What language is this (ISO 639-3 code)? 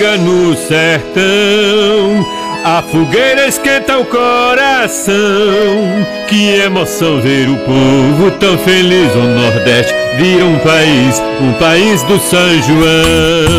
por